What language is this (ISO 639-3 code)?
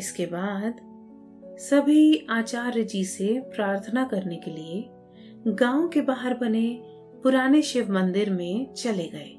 hin